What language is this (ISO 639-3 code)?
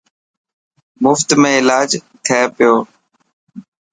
mki